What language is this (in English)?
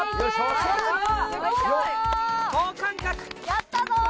Japanese